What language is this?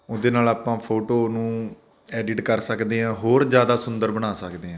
Punjabi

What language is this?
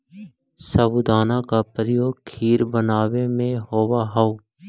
Magahi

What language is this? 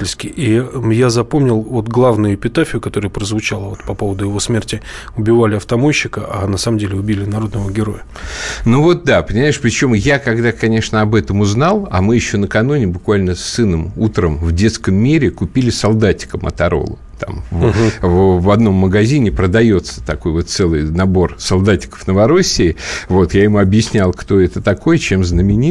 Russian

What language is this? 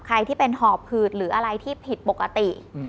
Thai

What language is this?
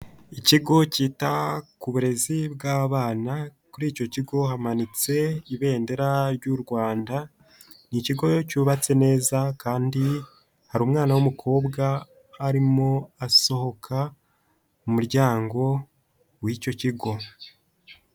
Kinyarwanda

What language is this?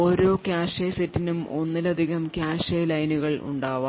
Malayalam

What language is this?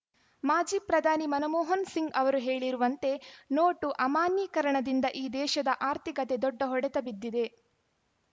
Kannada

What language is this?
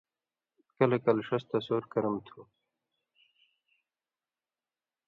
Indus Kohistani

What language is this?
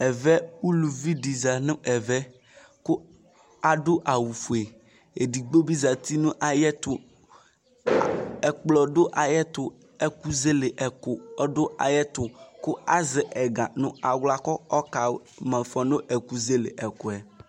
Ikposo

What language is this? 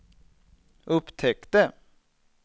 Swedish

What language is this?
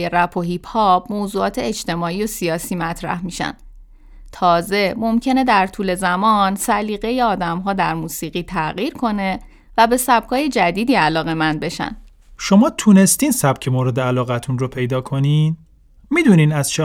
Persian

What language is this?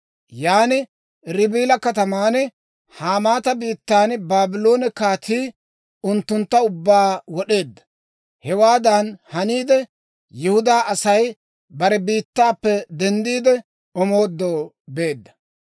Dawro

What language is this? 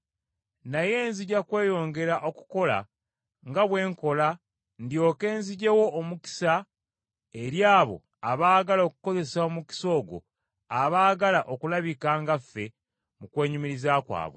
Ganda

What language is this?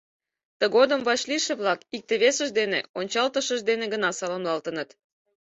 Mari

